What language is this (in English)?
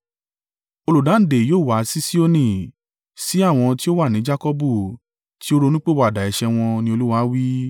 Yoruba